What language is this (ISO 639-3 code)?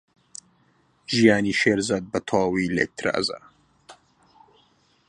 ckb